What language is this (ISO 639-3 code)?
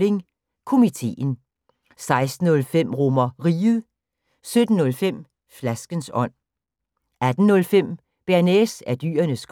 dan